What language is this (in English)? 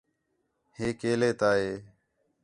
Khetrani